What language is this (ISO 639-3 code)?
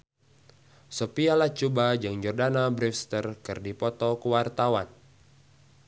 sun